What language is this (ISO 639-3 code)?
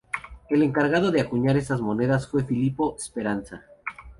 spa